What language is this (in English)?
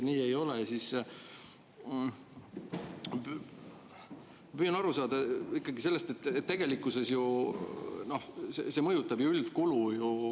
Estonian